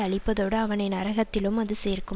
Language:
Tamil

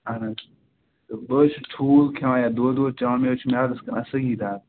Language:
Kashmiri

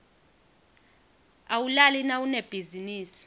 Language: Swati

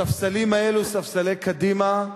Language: Hebrew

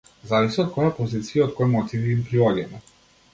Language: Macedonian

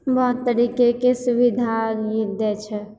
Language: Maithili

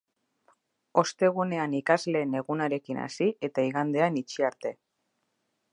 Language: Basque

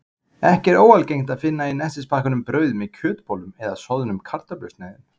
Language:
Icelandic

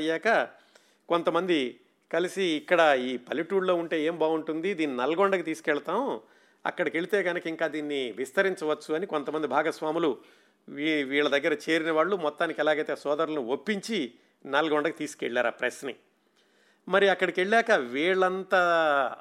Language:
Telugu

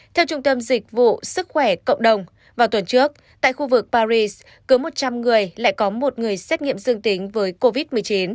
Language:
Vietnamese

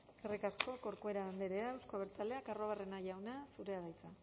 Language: Basque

